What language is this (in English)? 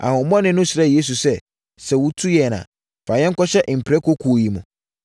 Akan